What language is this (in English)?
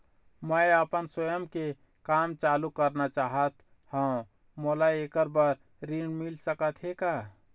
Chhattisgarhi